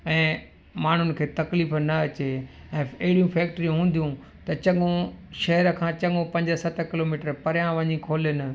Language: Sindhi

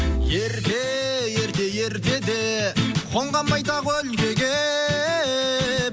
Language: Kazakh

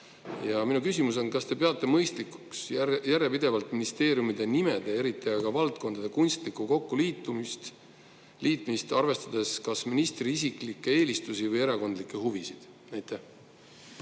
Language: Estonian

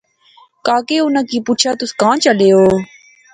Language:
Pahari-Potwari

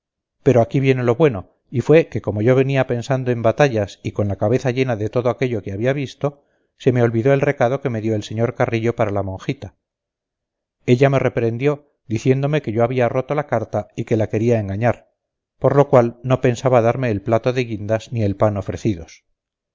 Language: Spanish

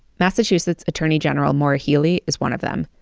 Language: English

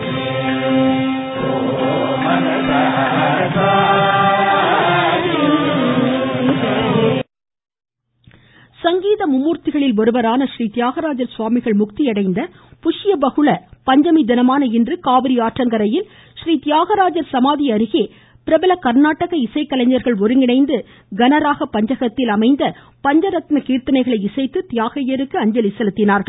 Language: Tamil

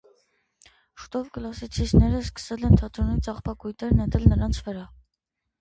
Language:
Armenian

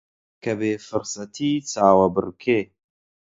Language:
Central Kurdish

